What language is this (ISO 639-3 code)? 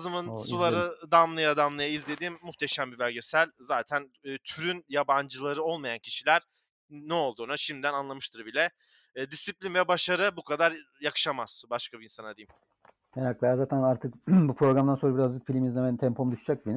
tur